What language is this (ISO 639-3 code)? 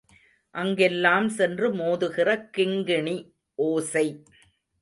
tam